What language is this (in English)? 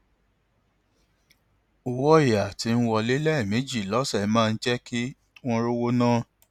Yoruba